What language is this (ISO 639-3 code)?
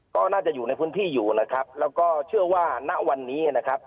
tha